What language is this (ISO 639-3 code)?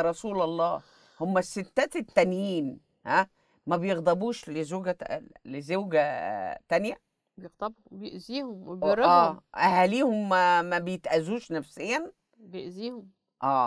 ara